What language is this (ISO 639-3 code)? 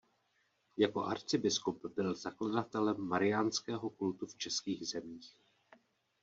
ces